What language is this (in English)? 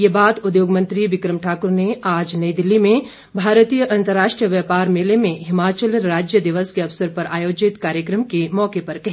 Hindi